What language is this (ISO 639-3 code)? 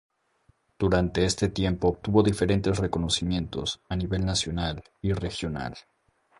spa